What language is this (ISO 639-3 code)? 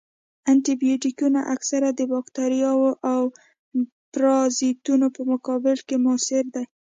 pus